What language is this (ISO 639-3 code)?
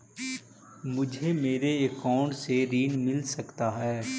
mag